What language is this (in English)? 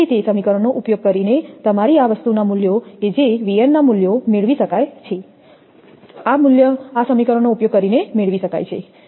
Gujarati